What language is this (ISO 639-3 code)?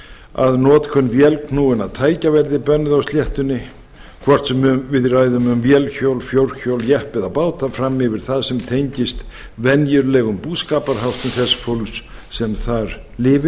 isl